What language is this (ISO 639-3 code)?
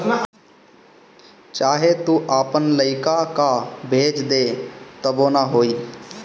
bho